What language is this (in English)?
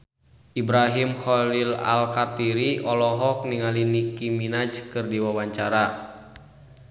Sundanese